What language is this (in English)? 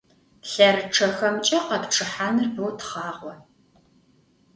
Adyghe